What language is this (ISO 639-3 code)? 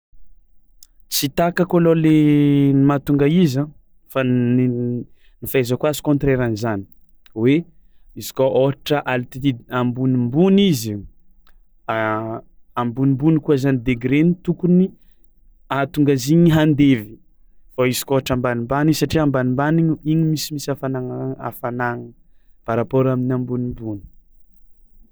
xmw